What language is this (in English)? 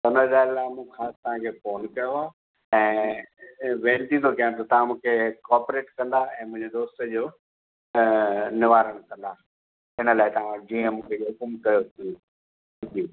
Sindhi